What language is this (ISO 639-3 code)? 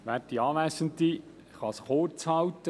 gsw